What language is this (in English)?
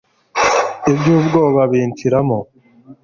Kinyarwanda